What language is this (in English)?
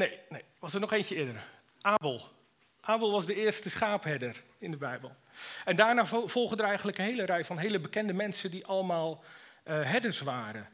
Dutch